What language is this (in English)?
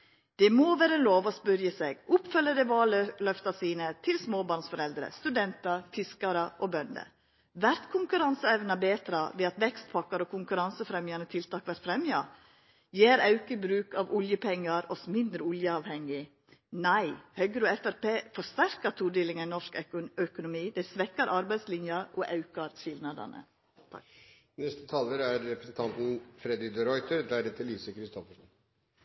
Norwegian Nynorsk